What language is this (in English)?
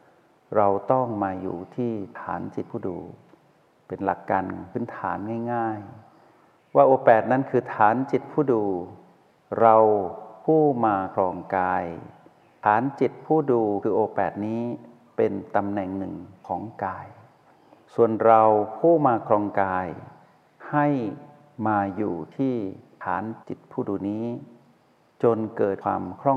Thai